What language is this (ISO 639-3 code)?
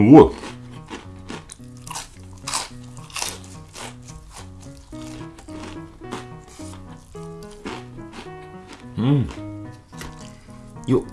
jpn